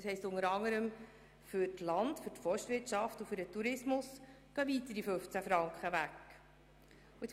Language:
Swiss German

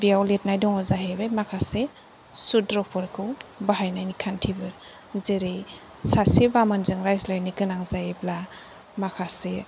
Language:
Bodo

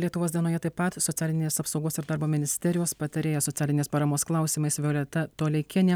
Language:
Lithuanian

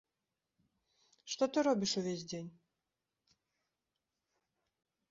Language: Belarusian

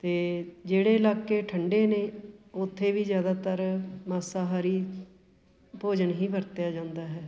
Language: Punjabi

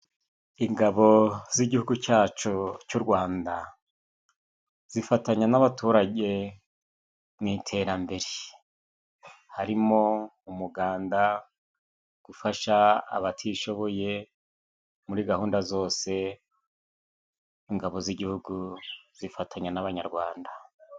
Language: Kinyarwanda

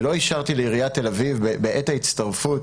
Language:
Hebrew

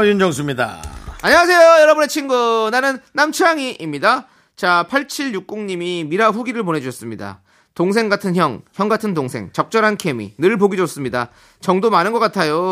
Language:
Korean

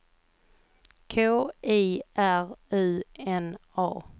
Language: Swedish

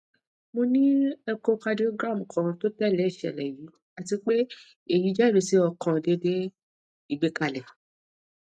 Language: Yoruba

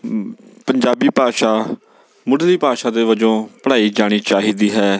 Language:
Punjabi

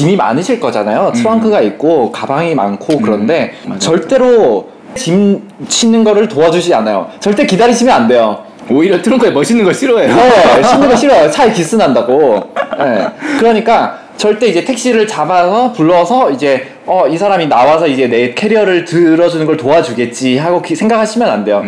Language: Korean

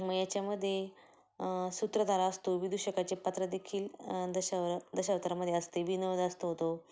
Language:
Marathi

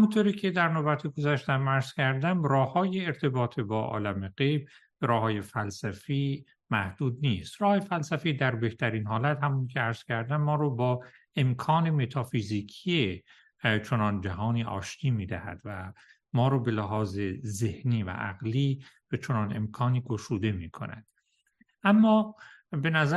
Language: Persian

